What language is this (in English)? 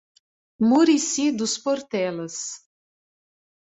Portuguese